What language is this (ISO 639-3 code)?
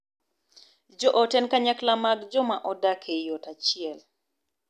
luo